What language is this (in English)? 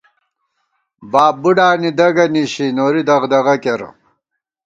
Gawar-Bati